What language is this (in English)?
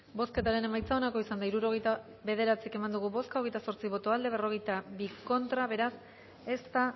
Basque